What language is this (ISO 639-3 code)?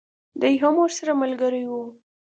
pus